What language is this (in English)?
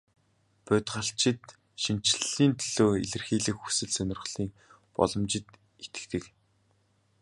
Mongolian